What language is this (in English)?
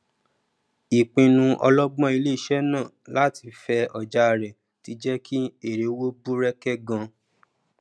Yoruba